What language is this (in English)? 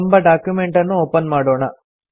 Kannada